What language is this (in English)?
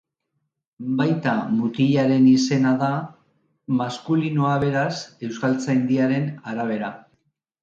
Basque